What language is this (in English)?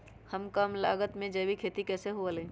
Magahi